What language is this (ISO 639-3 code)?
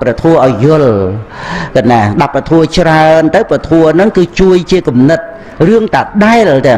vie